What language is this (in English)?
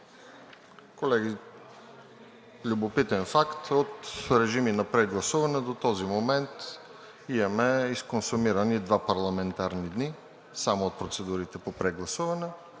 Bulgarian